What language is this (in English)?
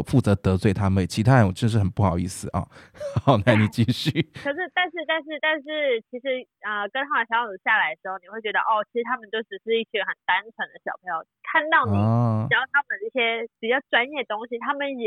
Chinese